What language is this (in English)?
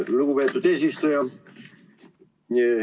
Estonian